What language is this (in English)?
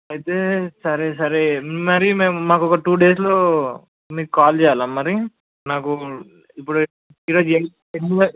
Telugu